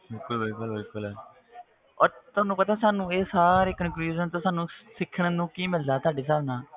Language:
Punjabi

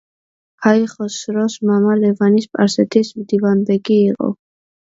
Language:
Georgian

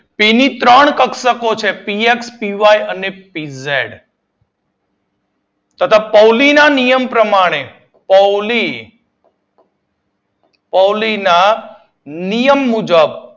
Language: Gujarati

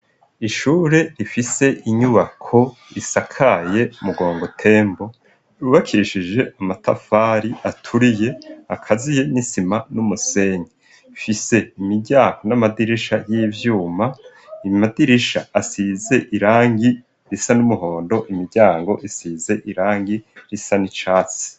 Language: Rundi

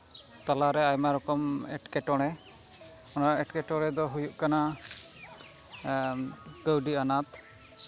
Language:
Santali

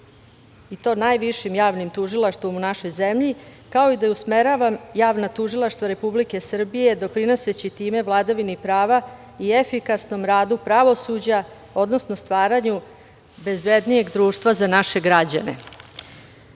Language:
Serbian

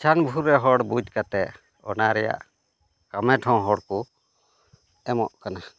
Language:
Santali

